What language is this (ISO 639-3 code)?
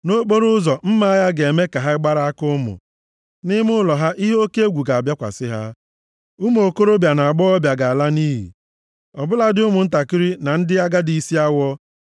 ibo